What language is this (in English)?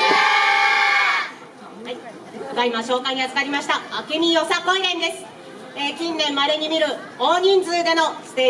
Japanese